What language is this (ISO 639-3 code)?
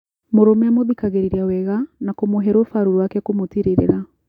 kik